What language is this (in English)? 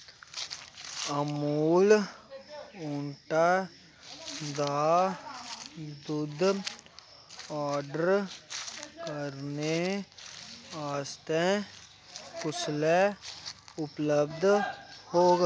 Dogri